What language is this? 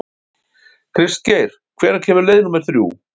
Icelandic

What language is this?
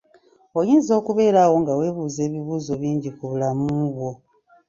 Ganda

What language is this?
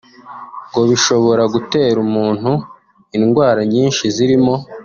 Kinyarwanda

